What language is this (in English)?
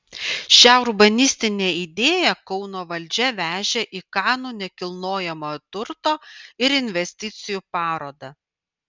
Lithuanian